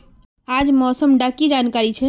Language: Magahi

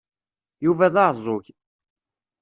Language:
Kabyle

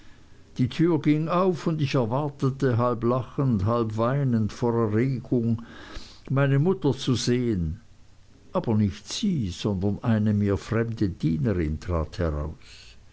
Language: German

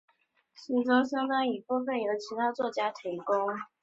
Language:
Chinese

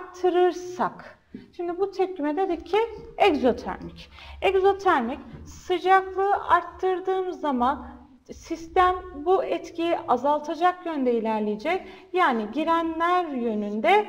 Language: Turkish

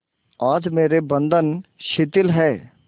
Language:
Hindi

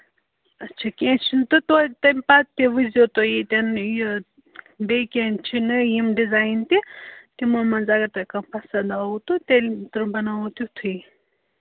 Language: Kashmiri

